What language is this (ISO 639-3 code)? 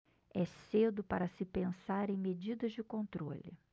por